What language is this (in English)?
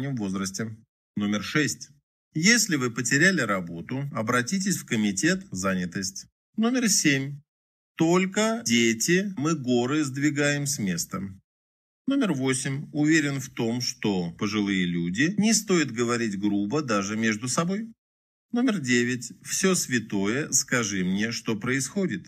Russian